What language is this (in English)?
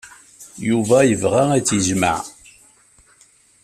Kabyle